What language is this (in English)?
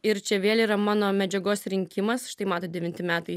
Lithuanian